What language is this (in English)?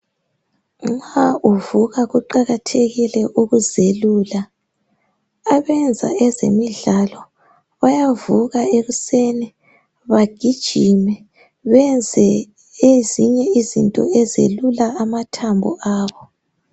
North Ndebele